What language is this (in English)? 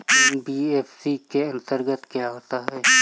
Hindi